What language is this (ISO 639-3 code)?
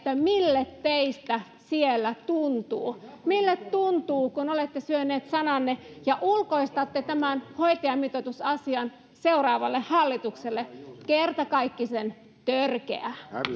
fin